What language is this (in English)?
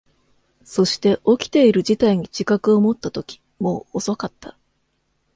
Japanese